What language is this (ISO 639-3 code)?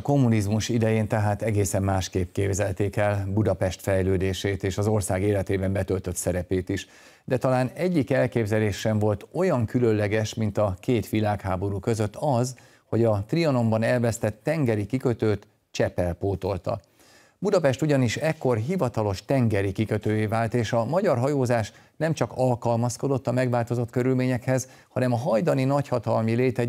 hun